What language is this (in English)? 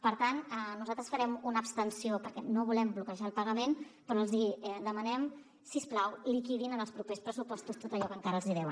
Catalan